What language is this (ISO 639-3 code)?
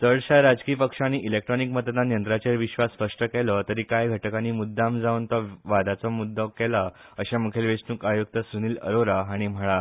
kok